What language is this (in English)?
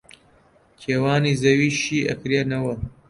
Central Kurdish